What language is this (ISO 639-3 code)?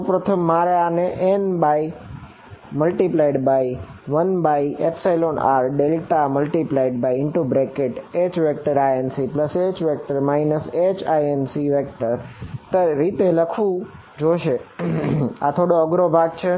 guj